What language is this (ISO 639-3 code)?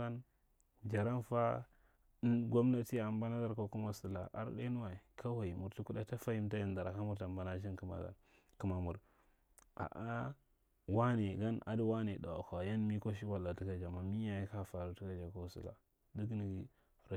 mrt